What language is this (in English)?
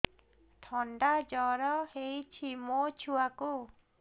Odia